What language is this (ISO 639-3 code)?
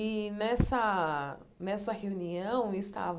por